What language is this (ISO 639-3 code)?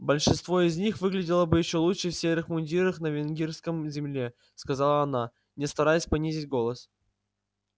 rus